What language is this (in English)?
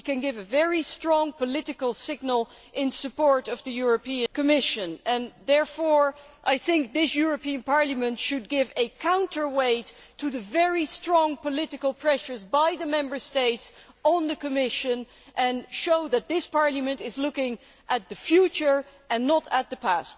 English